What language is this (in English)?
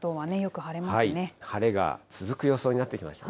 Japanese